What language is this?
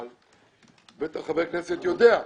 Hebrew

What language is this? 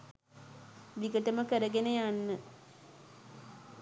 Sinhala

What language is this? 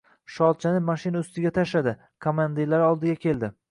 Uzbek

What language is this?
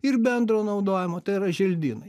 Lithuanian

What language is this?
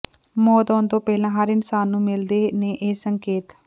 Punjabi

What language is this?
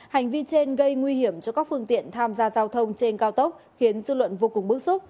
Vietnamese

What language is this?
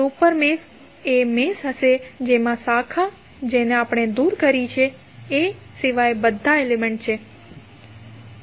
Gujarati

